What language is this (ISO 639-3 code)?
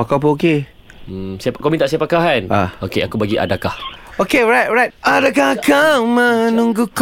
msa